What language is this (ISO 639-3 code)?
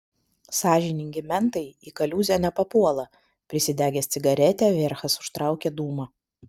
lit